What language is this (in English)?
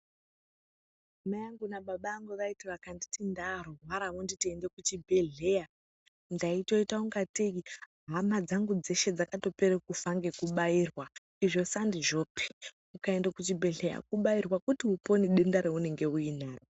Ndau